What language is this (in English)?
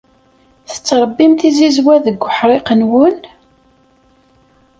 Kabyle